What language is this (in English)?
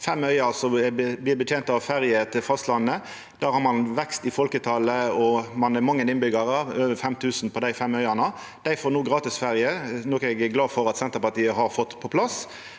Norwegian